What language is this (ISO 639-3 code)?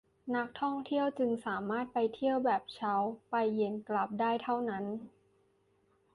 tha